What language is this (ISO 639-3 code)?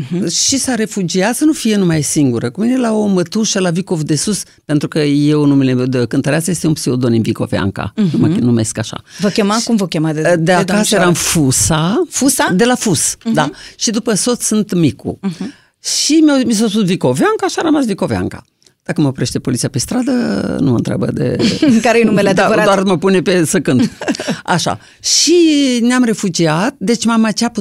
ron